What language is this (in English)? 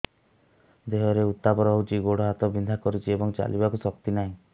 Odia